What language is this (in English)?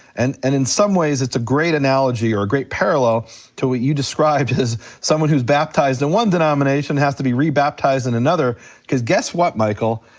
English